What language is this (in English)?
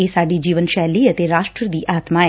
Punjabi